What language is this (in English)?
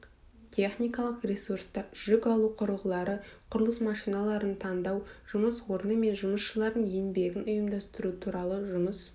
Kazakh